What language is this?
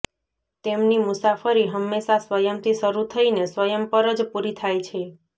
Gujarati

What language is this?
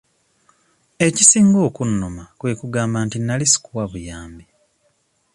Ganda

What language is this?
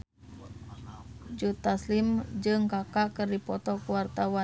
Sundanese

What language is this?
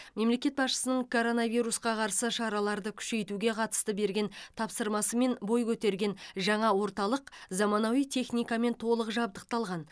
Kazakh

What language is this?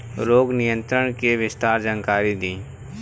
Bhojpuri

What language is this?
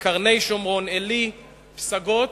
Hebrew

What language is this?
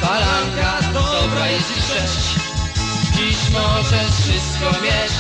Polish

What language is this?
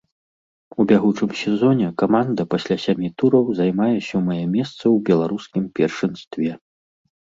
Belarusian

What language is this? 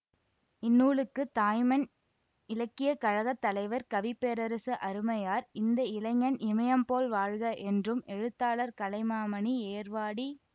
Tamil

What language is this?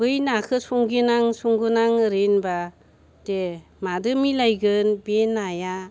Bodo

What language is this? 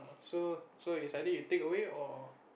English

